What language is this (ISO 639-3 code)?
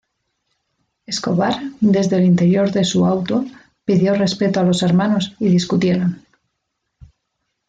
spa